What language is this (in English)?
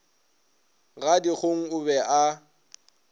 Northern Sotho